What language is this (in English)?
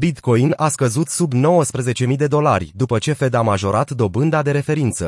Romanian